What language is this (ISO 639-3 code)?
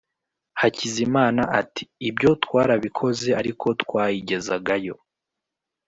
kin